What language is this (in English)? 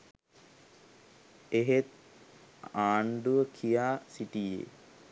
Sinhala